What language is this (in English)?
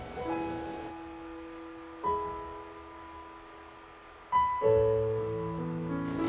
Thai